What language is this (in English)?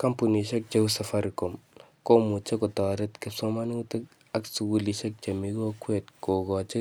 Kalenjin